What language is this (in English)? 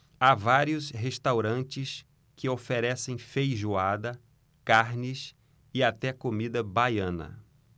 Portuguese